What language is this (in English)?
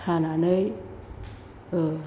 Bodo